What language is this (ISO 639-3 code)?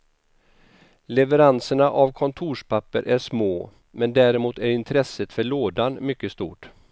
swe